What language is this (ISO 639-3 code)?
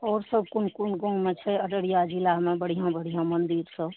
mai